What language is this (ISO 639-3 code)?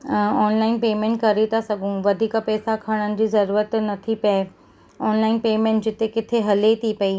snd